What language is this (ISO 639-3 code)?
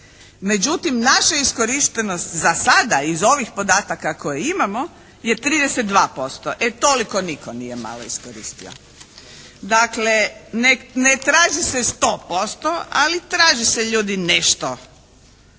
hrv